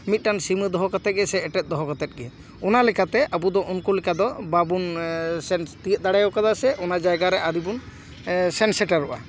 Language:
Santali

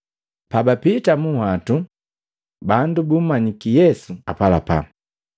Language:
Matengo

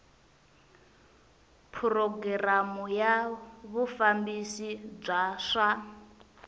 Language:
Tsonga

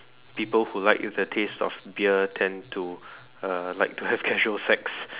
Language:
English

